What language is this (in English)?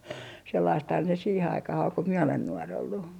Finnish